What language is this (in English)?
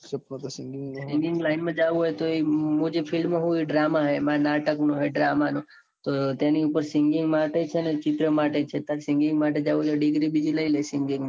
Gujarati